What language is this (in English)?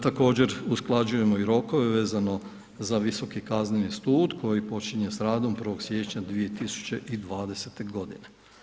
Croatian